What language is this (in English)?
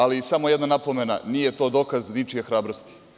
Serbian